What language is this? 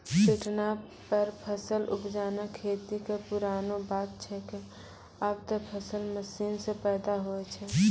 Maithili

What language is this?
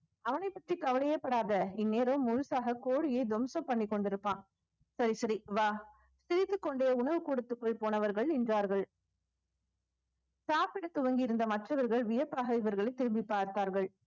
Tamil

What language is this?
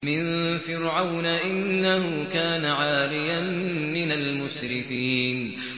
Arabic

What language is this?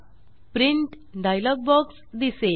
Marathi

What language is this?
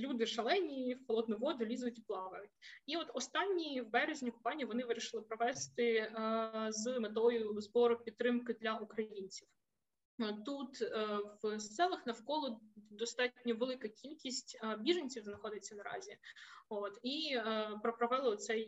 Ukrainian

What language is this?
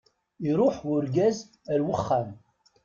Kabyle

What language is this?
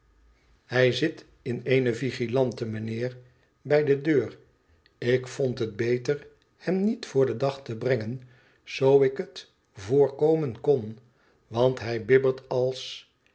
Dutch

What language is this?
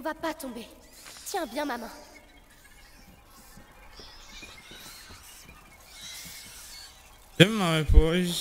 Polish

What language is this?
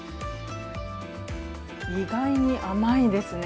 Japanese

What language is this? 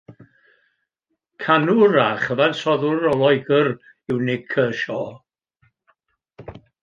Welsh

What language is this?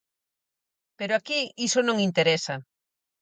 Galician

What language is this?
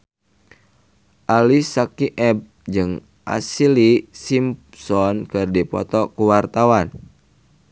Sundanese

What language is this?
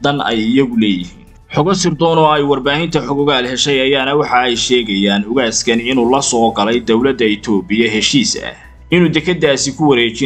Arabic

